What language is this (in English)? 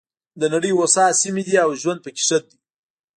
Pashto